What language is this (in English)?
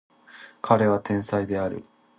Japanese